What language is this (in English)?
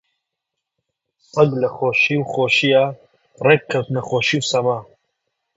Central Kurdish